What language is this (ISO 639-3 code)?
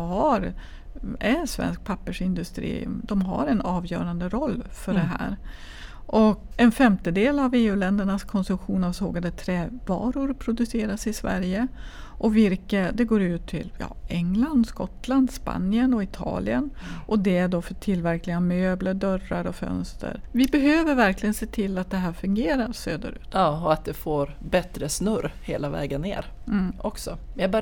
swe